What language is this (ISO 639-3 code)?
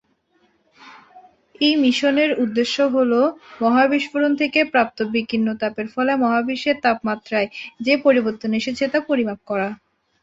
ben